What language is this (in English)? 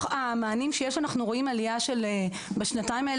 Hebrew